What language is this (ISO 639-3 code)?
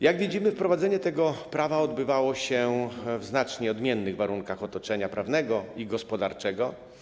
pol